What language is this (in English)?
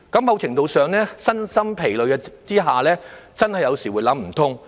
Cantonese